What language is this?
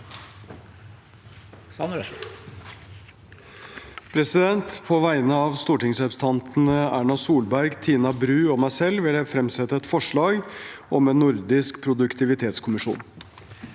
Norwegian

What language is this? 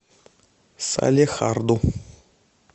Russian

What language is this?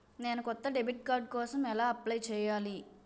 Telugu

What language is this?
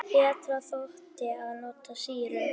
Icelandic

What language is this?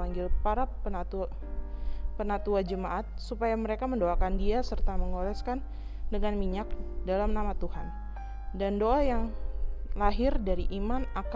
Indonesian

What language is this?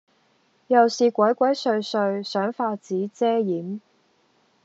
Cantonese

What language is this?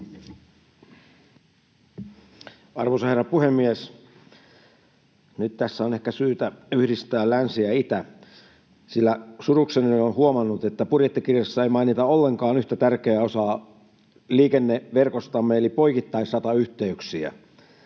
Finnish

